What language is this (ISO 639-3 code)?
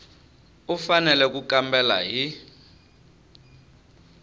tso